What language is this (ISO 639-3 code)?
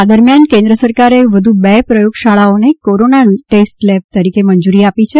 guj